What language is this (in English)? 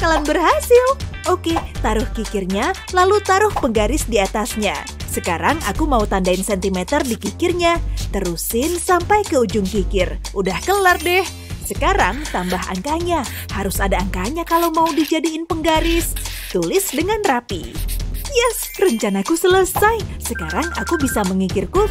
Indonesian